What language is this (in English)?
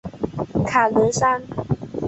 Chinese